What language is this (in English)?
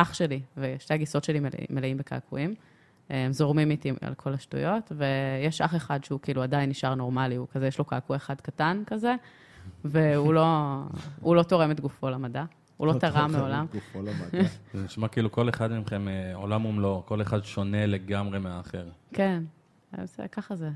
Hebrew